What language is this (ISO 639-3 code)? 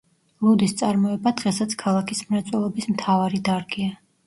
kat